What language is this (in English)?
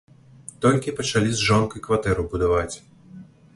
Belarusian